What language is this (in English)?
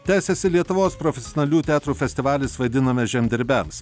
Lithuanian